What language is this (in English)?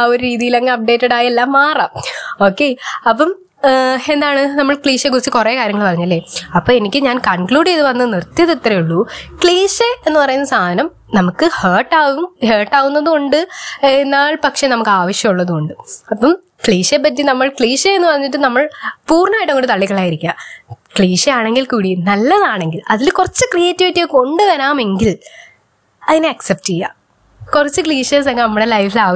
Malayalam